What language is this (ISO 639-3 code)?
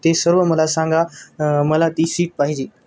mar